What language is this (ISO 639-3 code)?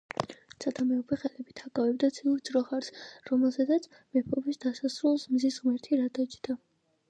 kat